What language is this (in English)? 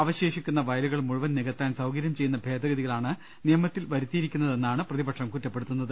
Malayalam